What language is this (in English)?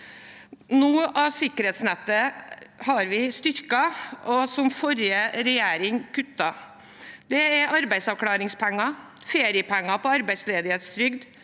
Norwegian